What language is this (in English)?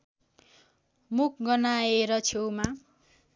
Nepali